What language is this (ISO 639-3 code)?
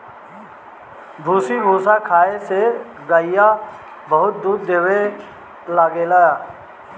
bho